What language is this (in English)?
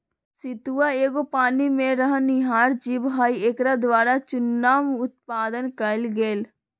Magahi